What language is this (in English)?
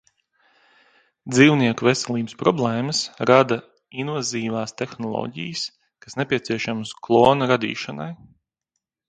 Latvian